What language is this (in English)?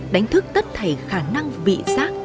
Vietnamese